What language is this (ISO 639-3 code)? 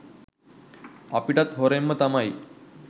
sin